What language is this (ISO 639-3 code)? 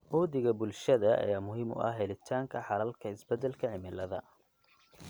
som